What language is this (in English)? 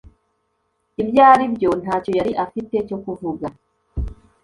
Kinyarwanda